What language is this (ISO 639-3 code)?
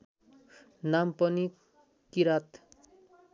nep